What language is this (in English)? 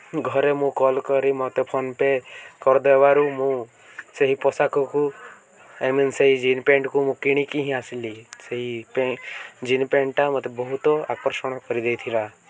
Odia